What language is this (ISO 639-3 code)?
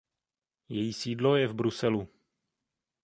ces